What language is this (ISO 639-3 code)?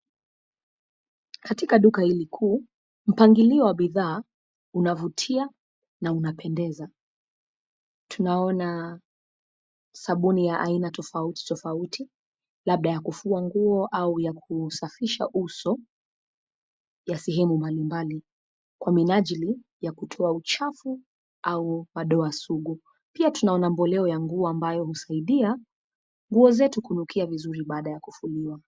swa